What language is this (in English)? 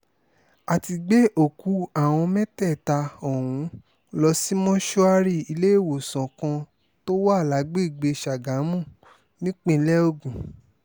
Yoruba